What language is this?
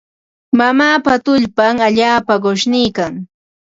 Ambo-Pasco Quechua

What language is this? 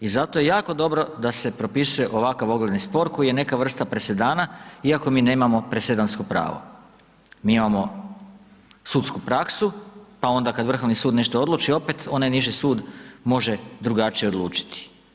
Croatian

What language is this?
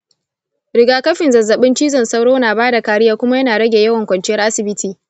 Hausa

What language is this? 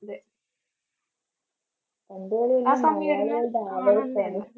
Malayalam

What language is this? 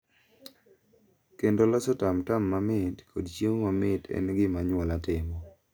Luo (Kenya and Tanzania)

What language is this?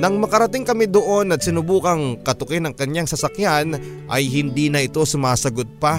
Filipino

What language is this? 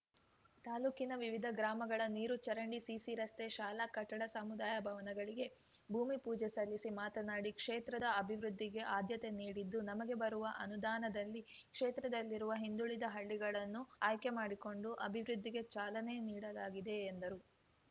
Kannada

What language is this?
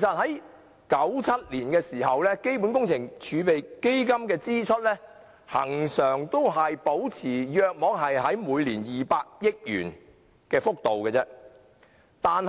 Cantonese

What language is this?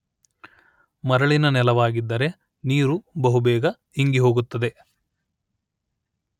Kannada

